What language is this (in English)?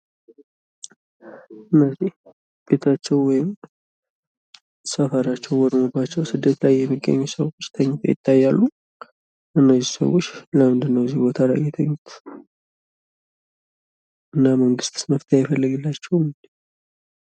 Amharic